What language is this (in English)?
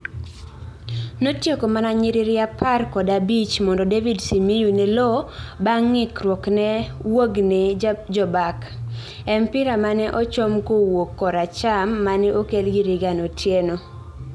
Luo (Kenya and Tanzania)